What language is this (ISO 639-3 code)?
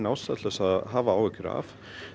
isl